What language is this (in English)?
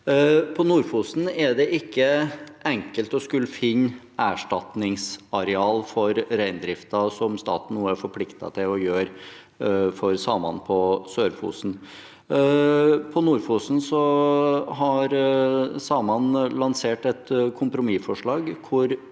Norwegian